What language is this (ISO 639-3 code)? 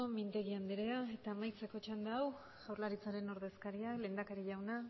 eus